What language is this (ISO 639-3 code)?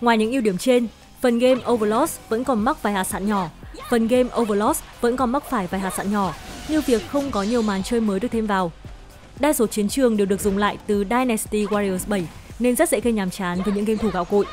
vie